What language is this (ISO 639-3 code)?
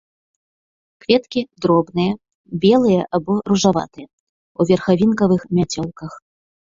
bel